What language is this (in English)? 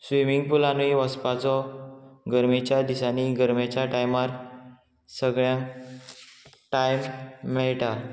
Konkani